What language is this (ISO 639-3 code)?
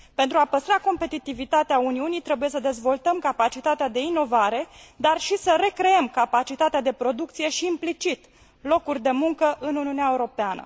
ron